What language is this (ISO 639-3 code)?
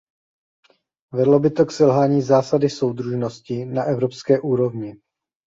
ces